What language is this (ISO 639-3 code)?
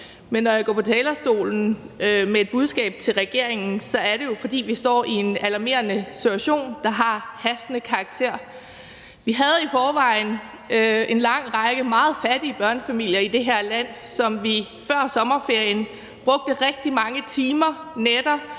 dan